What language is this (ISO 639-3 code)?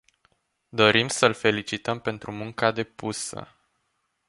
ron